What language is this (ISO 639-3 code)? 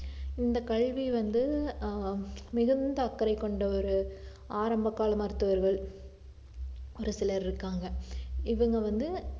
tam